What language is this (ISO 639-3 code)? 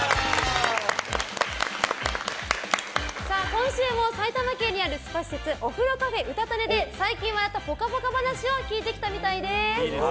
jpn